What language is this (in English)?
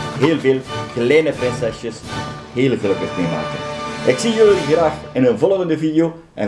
Dutch